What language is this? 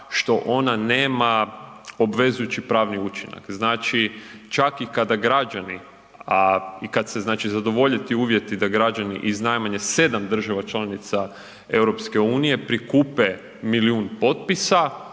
Croatian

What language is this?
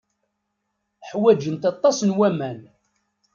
Kabyle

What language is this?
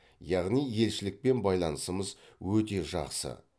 Kazakh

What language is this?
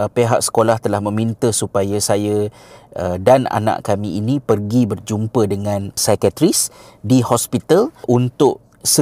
Malay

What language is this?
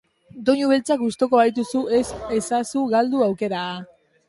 Basque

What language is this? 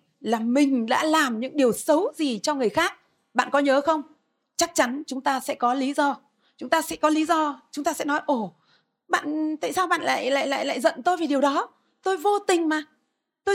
Vietnamese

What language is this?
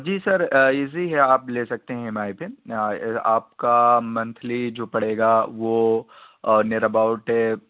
Urdu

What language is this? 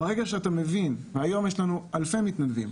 Hebrew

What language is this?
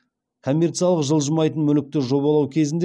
Kazakh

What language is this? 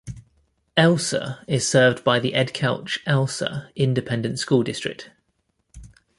English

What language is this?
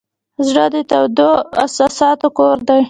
Pashto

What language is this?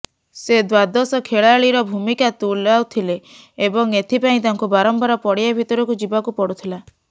Odia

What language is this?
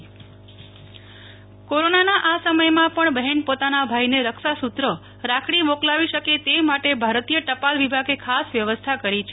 Gujarati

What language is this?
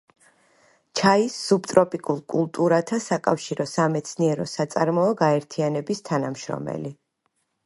Georgian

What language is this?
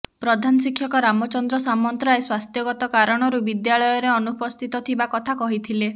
Odia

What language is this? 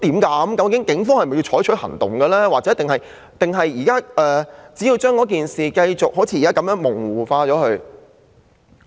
Cantonese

